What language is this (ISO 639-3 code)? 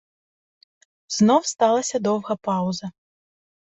ukr